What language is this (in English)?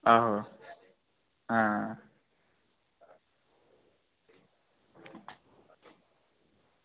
Dogri